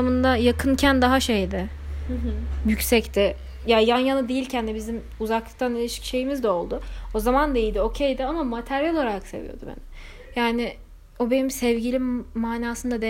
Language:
Turkish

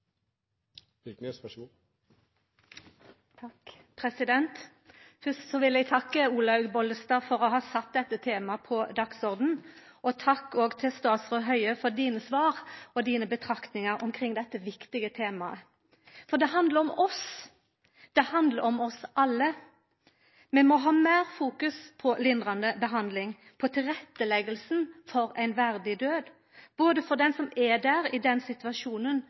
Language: Norwegian Nynorsk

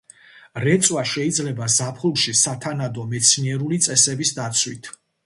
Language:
Georgian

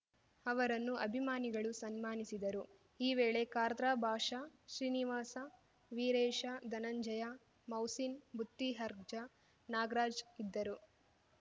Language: Kannada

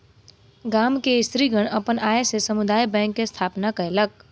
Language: Maithili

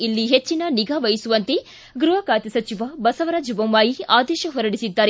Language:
Kannada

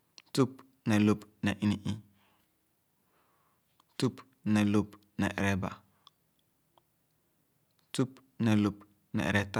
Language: Khana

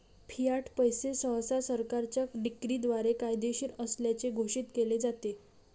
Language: Marathi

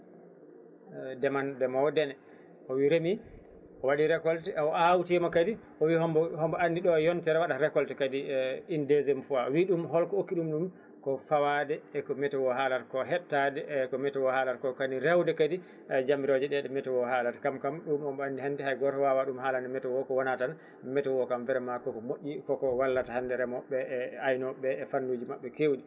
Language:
Fula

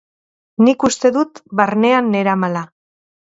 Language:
Basque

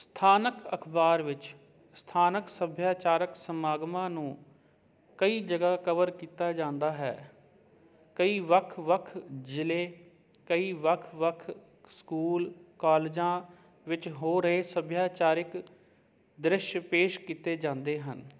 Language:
Punjabi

